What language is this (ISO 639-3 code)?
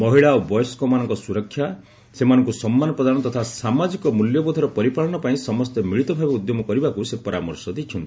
ori